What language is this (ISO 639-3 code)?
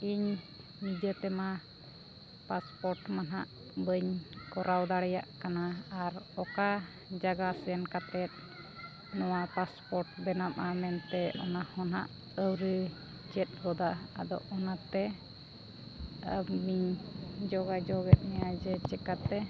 sat